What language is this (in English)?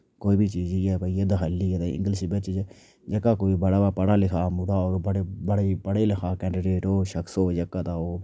Dogri